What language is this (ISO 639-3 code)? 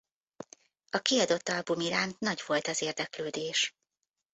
hun